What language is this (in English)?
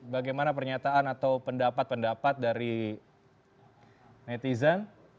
Indonesian